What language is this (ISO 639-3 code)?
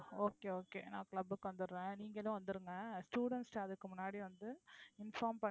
tam